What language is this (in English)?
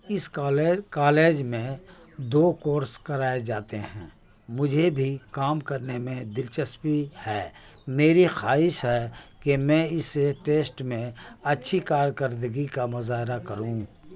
Urdu